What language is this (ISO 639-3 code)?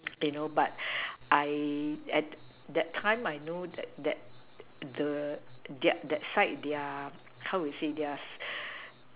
eng